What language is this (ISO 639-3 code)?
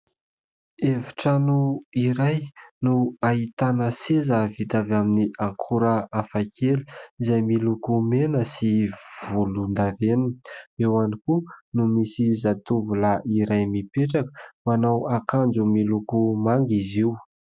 mlg